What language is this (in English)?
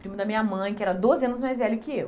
Portuguese